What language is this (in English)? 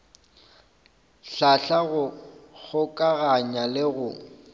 Northern Sotho